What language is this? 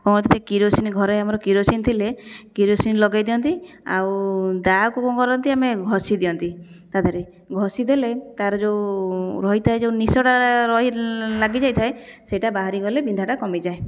Odia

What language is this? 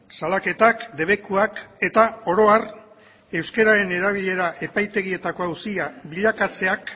Basque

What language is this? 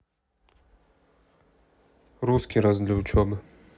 Russian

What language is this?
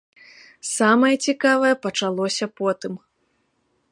Belarusian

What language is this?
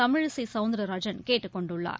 Tamil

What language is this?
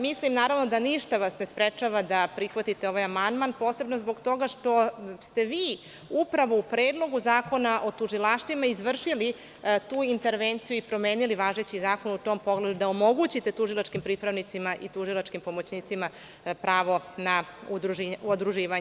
Serbian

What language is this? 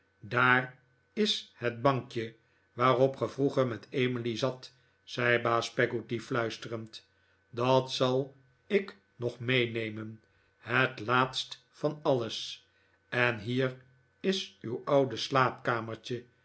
Dutch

